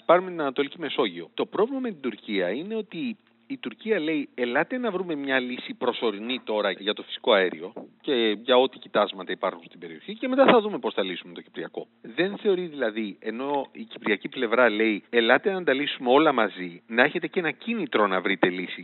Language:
Greek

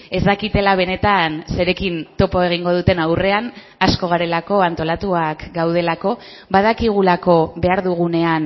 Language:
Basque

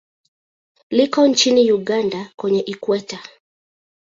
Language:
Swahili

